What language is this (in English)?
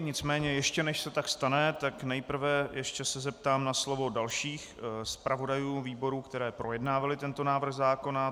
Czech